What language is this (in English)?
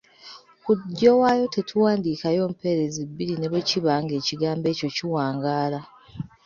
Ganda